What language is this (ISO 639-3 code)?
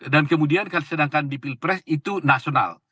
ind